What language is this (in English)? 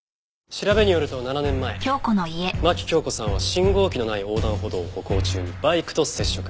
Japanese